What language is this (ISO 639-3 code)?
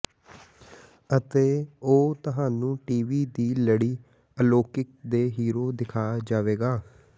pan